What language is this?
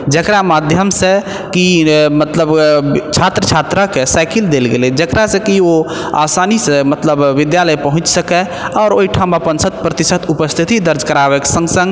Maithili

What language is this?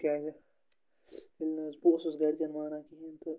Kashmiri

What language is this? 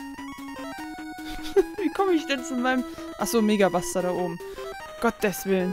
German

